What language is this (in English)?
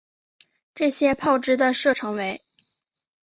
Chinese